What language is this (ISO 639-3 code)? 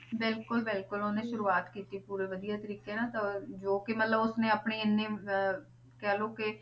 pan